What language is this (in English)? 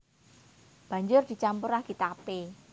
Javanese